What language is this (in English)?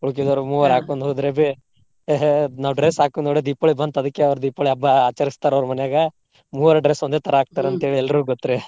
Kannada